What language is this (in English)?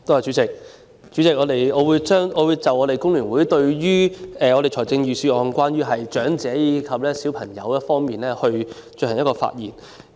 Cantonese